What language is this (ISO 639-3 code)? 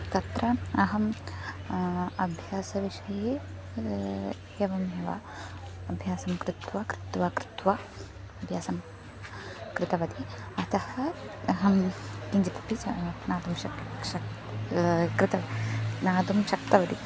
san